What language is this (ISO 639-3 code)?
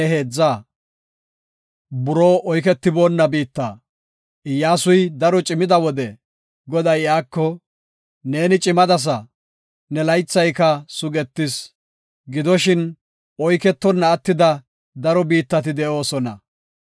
gof